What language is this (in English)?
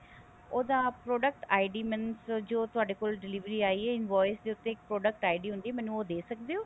Punjabi